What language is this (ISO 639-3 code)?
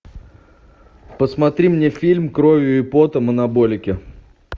rus